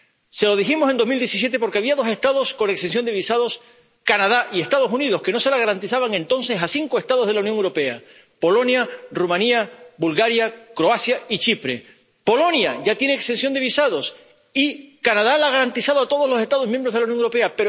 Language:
Spanish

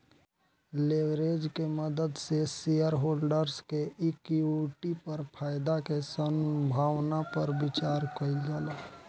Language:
Bhojpuri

